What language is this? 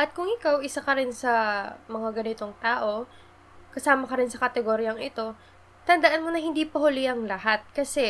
Filipino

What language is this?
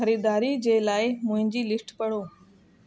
Sindhi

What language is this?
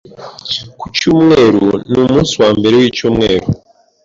Kinyarwanda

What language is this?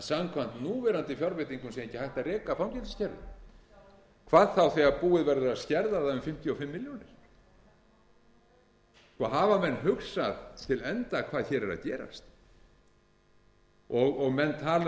Icelandic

